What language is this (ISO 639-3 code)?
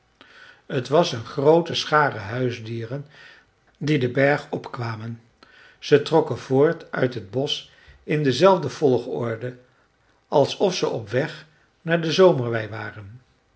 nld